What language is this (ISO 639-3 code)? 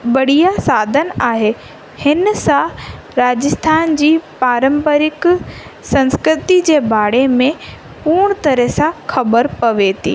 snd